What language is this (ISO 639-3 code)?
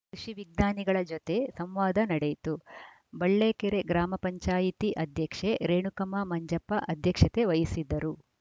kan